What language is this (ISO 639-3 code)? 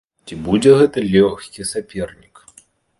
bel